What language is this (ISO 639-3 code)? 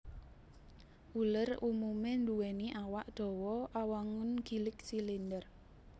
jav